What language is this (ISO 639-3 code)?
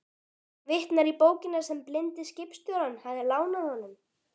isl